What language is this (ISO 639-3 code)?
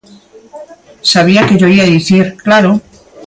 glg